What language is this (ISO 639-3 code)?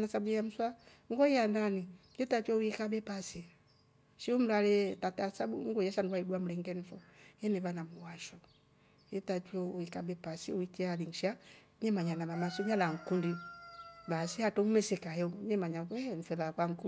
rof